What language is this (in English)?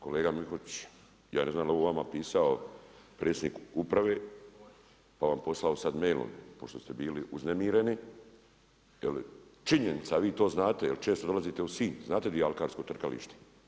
Croatian